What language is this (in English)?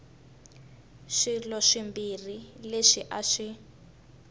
Tsonga